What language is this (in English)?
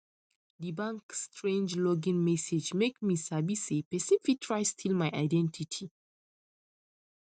Nigerian Pidgin